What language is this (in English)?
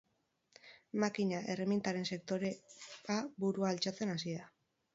Basque